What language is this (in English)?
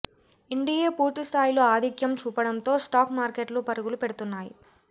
Telugu